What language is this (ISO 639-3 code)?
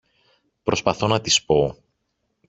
ell